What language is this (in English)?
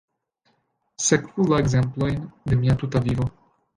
Esperanto